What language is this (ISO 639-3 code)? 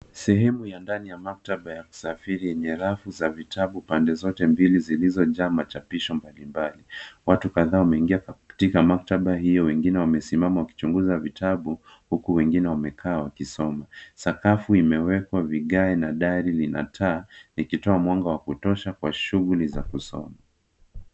swa